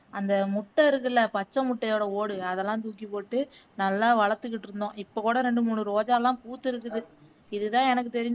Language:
Tamil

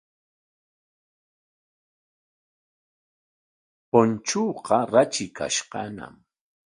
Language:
Corongo Ancash Quechua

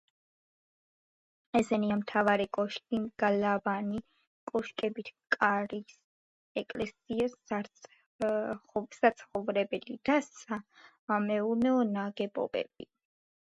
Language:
Georgian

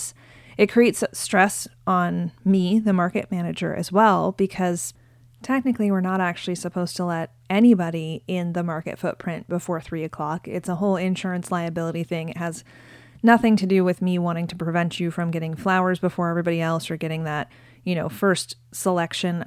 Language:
English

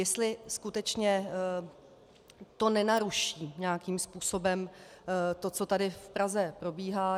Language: Czech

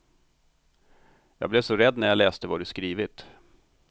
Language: Swedish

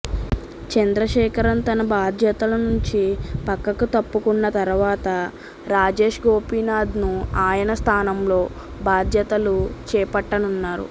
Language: Telugu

